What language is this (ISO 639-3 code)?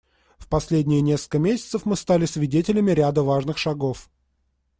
rus